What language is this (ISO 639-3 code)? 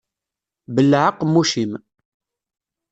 kab